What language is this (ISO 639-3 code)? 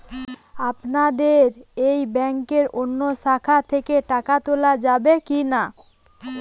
ben